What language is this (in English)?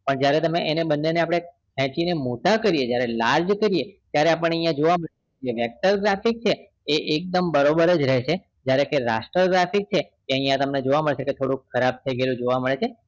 Gujarati